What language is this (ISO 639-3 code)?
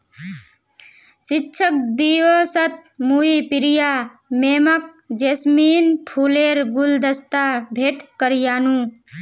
mag